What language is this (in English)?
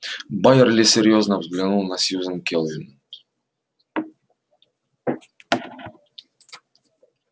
Russian